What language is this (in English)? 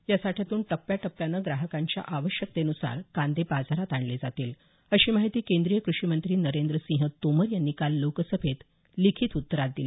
Marathi